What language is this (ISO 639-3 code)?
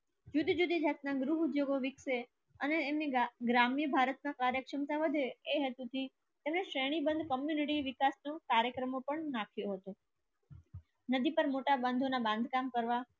guj